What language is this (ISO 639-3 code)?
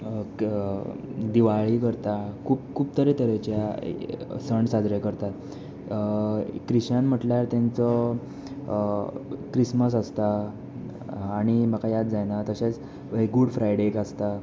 kok